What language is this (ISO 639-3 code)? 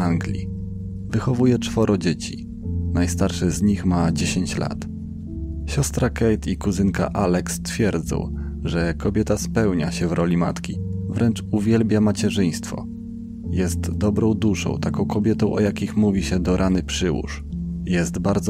pol